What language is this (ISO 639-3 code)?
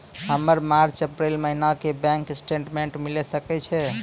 mai